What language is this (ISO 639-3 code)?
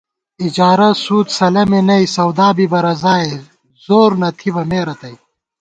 gwt